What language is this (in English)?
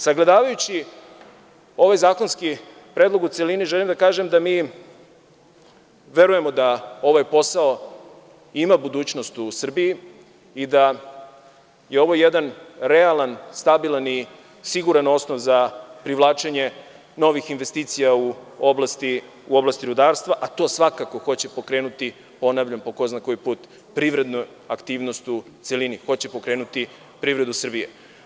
Serbian